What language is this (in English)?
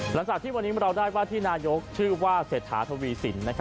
Thai